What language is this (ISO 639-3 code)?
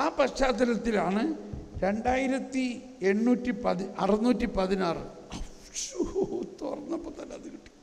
mal